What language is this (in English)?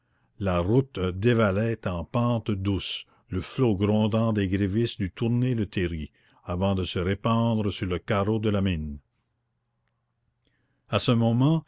French